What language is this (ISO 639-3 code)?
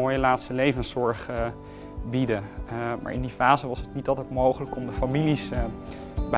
nld